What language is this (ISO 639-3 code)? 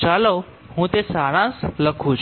guj